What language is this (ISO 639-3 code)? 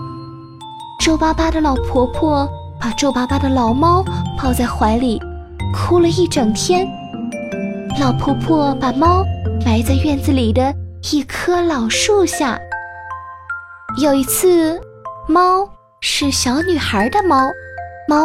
zho